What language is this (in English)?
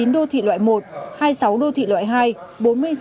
Vietnamese